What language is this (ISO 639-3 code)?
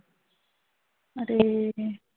ben